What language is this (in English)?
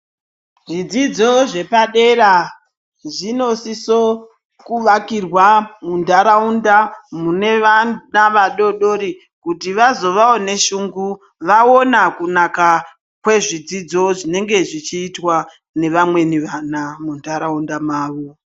Ndau